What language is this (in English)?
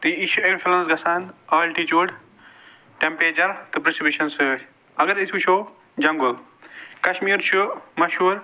Kashmiri